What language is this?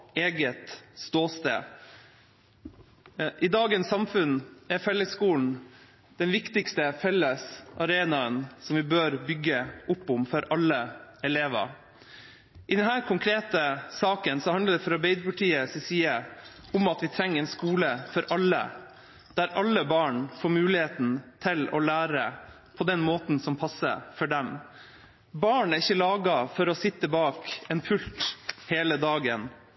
Norwegian Bokmål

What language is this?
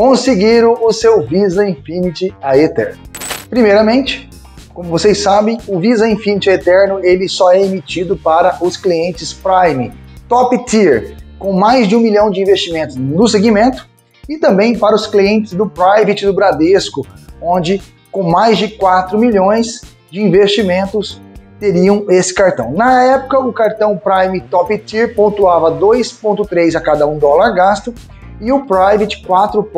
Portuguese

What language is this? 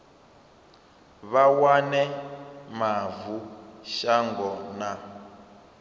Venda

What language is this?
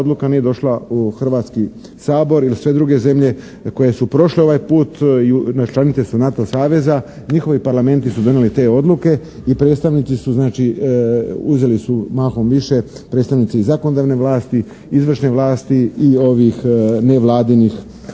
Croatian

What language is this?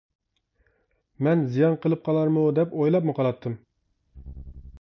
Uyghur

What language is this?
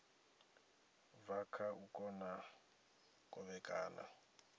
Venda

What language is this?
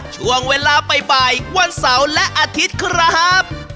Thai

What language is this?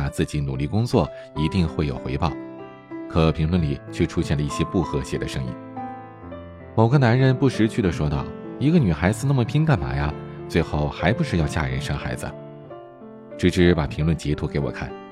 Chinese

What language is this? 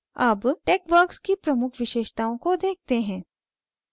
Hindi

